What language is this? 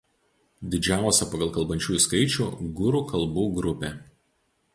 Lithuanian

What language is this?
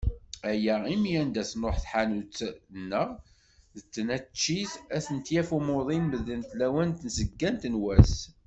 Kabyle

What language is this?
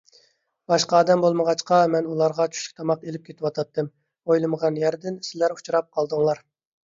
Uyghur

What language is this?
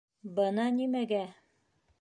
Bashkir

